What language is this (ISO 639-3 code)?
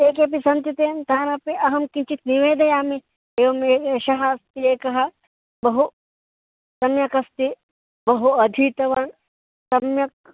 san